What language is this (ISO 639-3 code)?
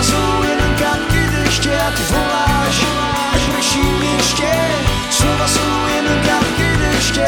slk